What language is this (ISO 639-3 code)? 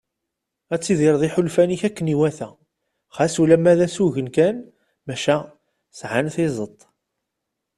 kab